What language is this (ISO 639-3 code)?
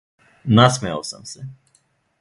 srp